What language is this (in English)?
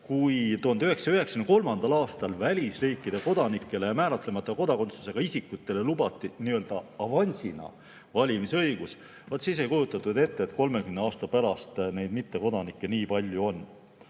Estonian